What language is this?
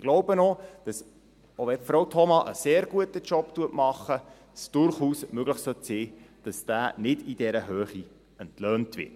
Swiss German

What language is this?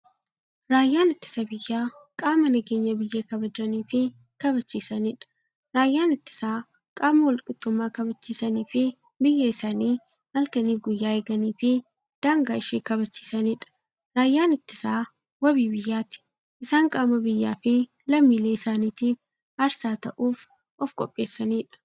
Oromo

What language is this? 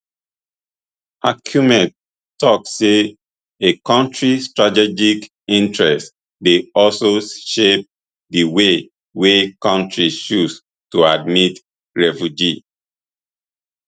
Nigerian Pidgin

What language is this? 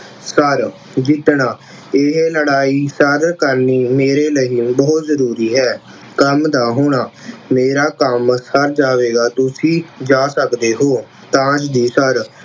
Punjabi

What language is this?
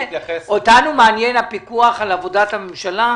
Hebrew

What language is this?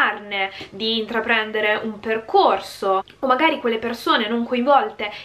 Italian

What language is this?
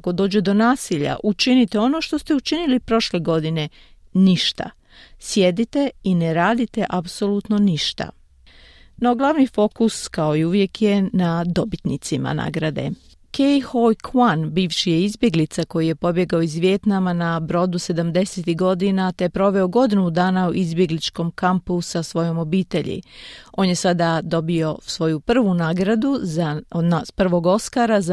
Croatian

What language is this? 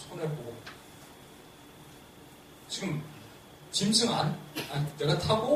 Korean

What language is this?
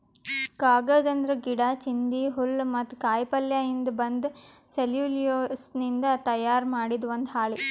Kannada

